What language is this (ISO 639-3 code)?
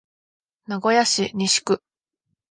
jpn